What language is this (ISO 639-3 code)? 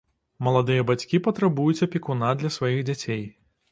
bel